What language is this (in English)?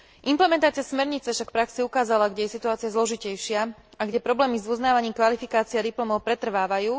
Slovak